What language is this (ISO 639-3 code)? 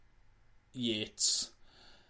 cym